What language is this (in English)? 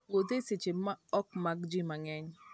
Luo (Kenya and Tanzania)